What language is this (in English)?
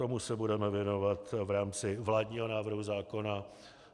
Czech